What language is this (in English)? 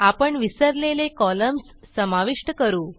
Marathi